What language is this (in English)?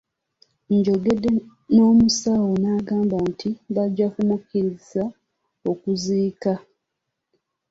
Ganda